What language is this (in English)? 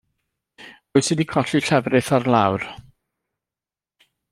Welsh